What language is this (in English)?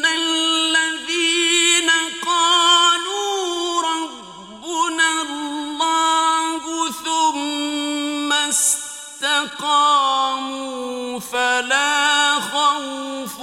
Arabic